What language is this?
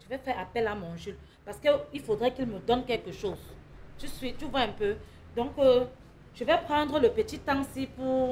French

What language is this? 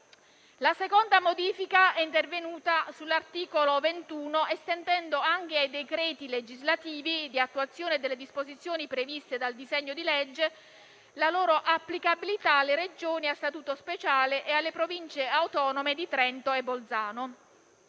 Italian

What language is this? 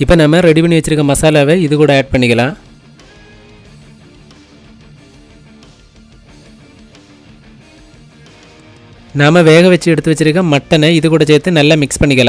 Indonesian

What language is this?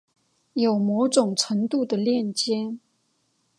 Chinese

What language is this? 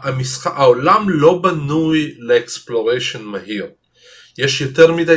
Hebrew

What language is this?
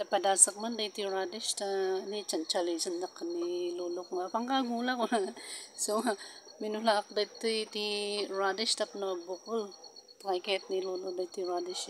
Filipino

